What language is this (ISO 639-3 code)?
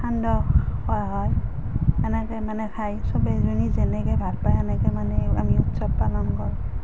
asm